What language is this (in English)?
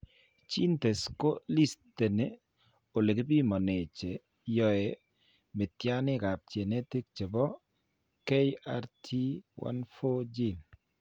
Kalenjin